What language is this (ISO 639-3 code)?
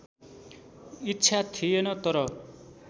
nep